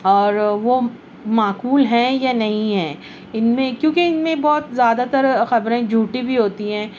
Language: Urdu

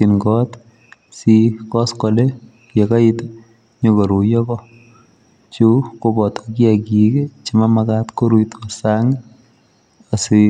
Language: Kalenjin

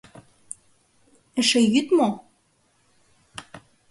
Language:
Mari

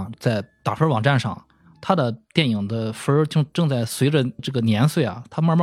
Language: Chinese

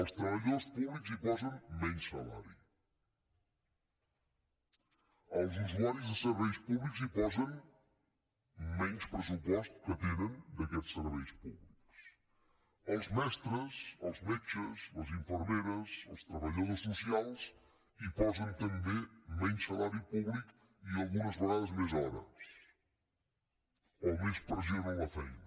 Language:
Catalan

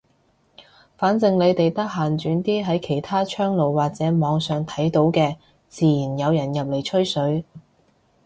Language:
Cantonese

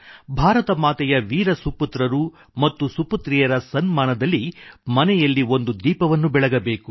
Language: Kannada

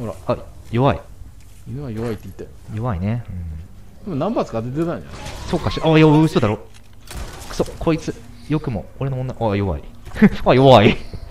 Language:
Japanese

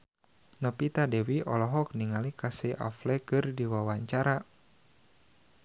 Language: Sundanese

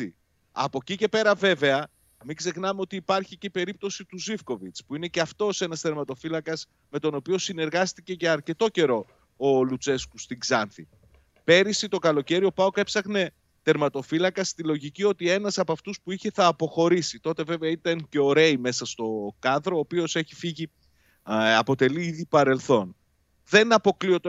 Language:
Greek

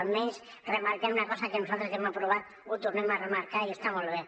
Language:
Catalan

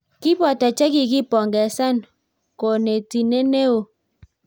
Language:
Kalenjin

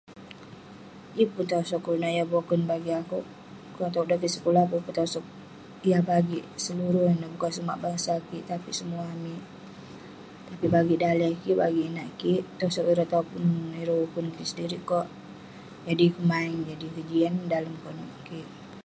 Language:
Western Penan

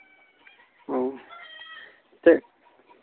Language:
Santali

